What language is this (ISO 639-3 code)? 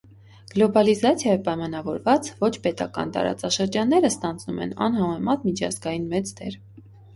hye